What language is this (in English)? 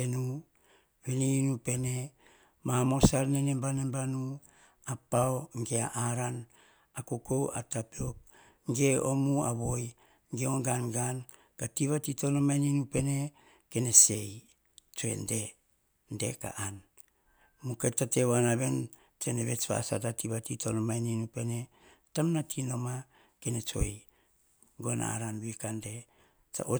Hahon